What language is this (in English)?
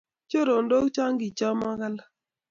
Kalenjin